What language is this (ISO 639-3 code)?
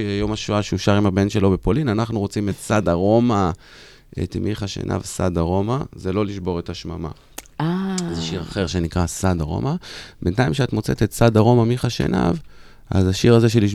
heb